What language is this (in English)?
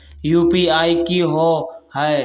Magahi